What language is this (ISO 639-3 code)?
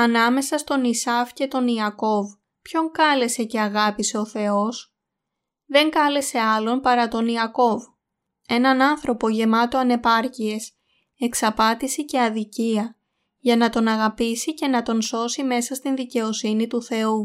ell